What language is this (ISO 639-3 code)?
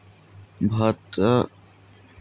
mag